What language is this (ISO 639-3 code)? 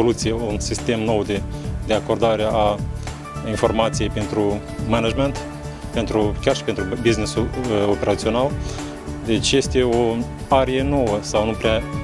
ron